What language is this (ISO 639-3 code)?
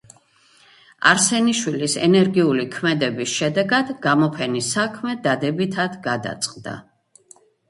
kat